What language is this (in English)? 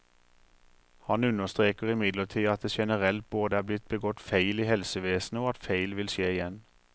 Norwegian